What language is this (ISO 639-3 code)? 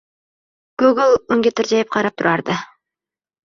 uzb